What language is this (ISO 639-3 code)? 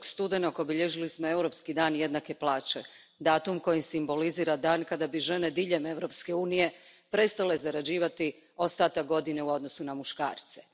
hrv